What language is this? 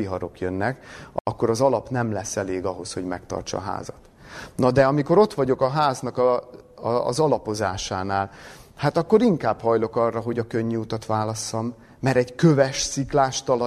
Hungarian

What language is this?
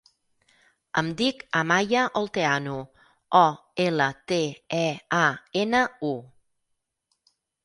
Catalan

